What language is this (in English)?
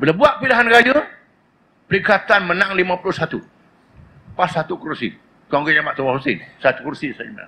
Malay